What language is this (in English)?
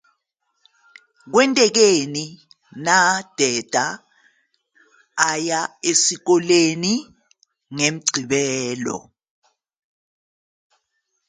Zulu